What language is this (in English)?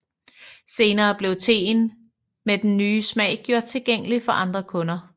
Danish